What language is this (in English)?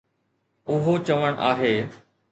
Sindhi